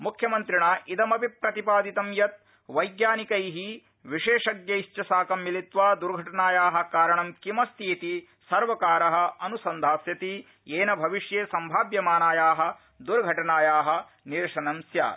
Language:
Sanskrit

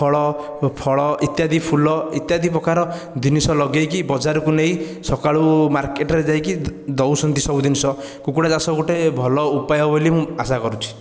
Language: Odia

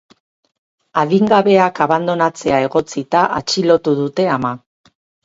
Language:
Basque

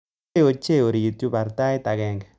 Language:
Kalenjin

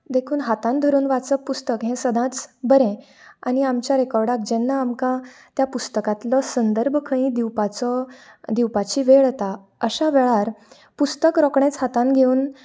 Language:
Konkani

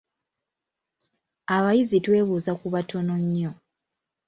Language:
Ganda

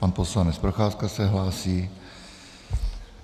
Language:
Czech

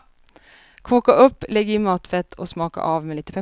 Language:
Swedish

